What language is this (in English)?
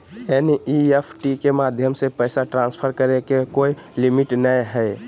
Magahi